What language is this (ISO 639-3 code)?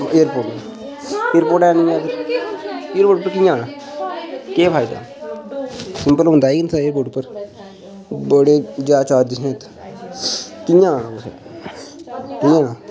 doi